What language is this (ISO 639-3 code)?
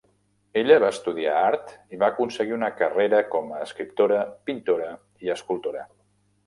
cat